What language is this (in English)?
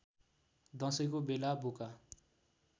Nepali